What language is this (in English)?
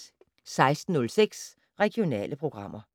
Danish